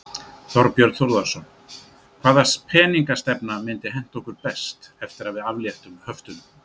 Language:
Icelandic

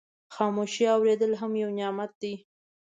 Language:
Pashto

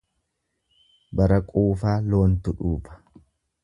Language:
Oromo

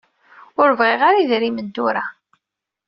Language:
Kabyle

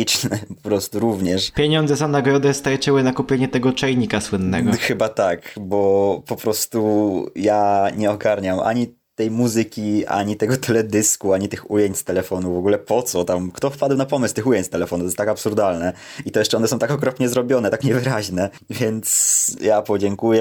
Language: Polish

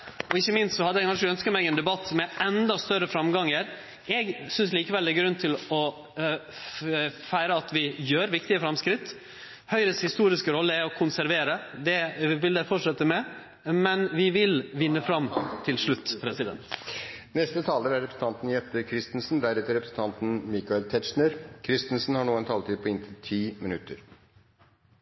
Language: Norwegian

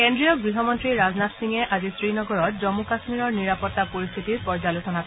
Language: Assamese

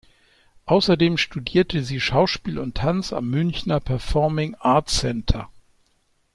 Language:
German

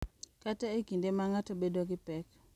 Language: Luo (Kenya and Tanzania)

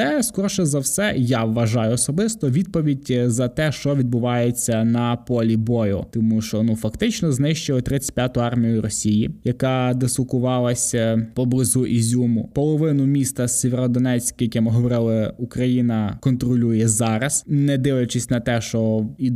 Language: Ukrainian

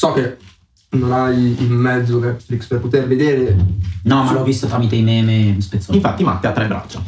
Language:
Italian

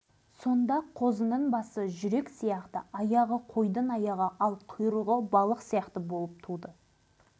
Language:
Kazakh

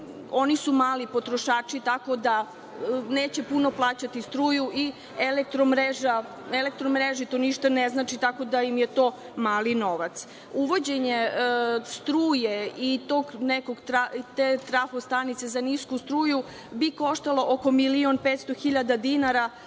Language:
Serbian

